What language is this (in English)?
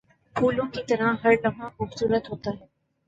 Urdu